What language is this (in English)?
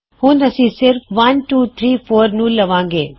Punjabi